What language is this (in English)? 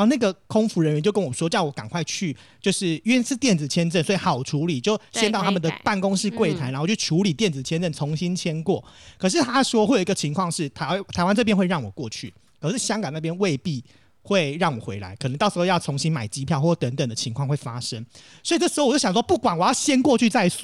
Chinese